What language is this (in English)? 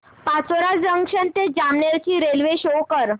Marathi